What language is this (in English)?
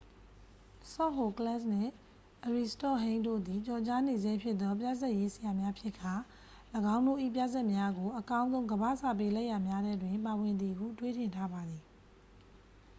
Burmese